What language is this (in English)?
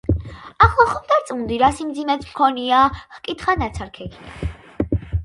Georgian